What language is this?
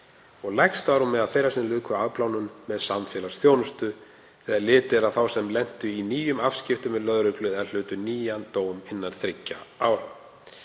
Icelandic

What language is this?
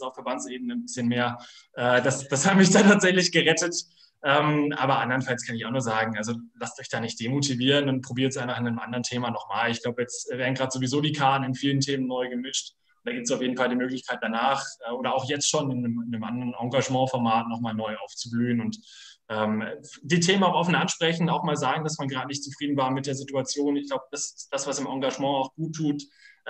German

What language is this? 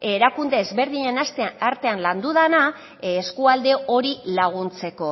Basque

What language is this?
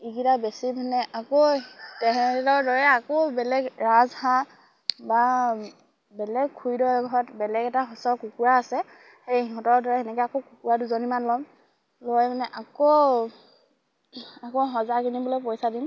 Assamese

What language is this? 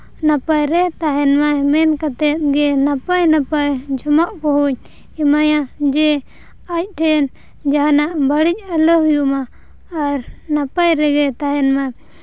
Santali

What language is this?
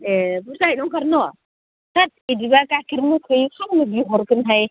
Bodo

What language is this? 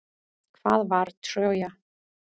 Icelandic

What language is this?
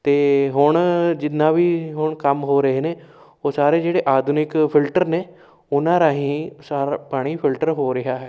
Punjabi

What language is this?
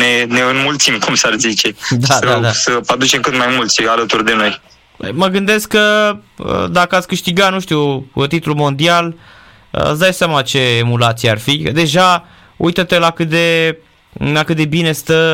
Romanian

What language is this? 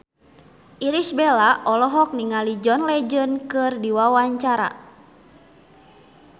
Sundanese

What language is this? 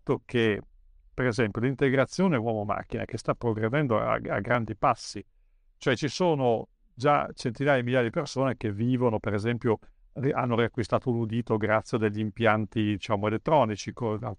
Italian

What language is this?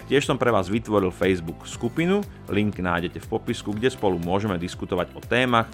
Slovak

